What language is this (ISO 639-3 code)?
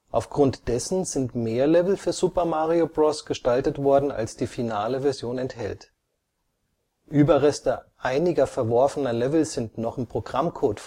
deu